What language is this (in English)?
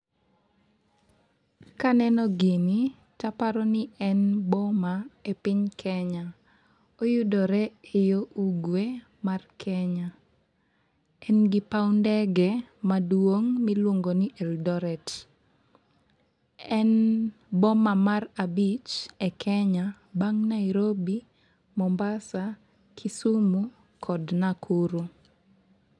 Luo (Kenya and Tanzania)